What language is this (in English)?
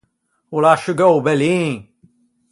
Ligurian